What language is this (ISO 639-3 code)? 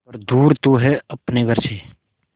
hin